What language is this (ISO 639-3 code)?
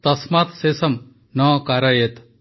ori